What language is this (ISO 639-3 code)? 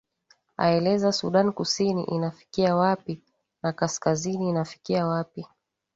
swa